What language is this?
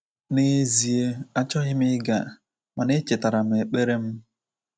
Igbo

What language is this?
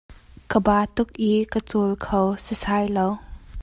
Hakha Chin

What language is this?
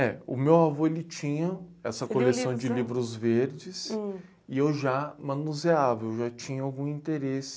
Portuguese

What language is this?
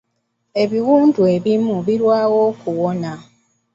Ganda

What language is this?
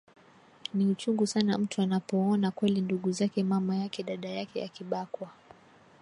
Swahili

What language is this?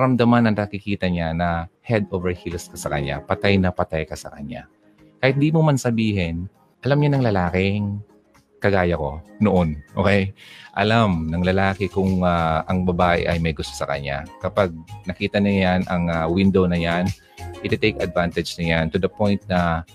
Filipino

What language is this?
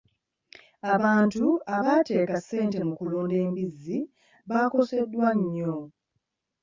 Ganda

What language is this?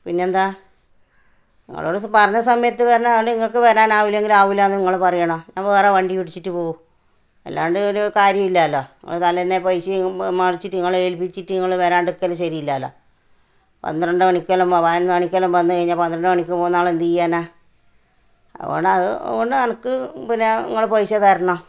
Malayalam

